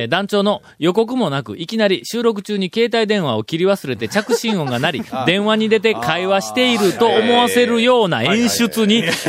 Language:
Japanese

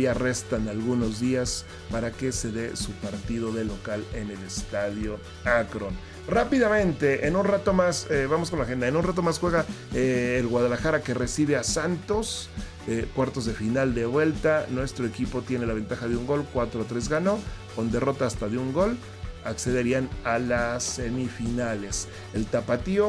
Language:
Spanish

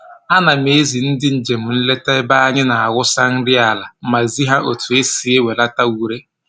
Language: Igbo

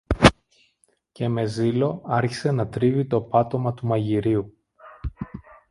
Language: Greek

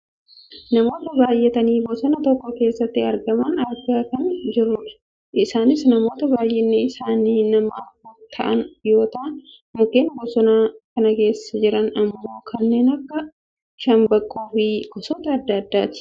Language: Oromo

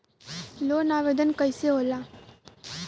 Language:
Bhojpuri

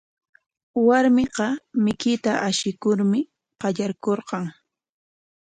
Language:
Corongo Ancash Quechua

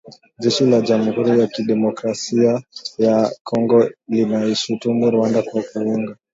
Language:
Swahili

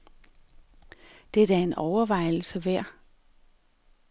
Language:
Danish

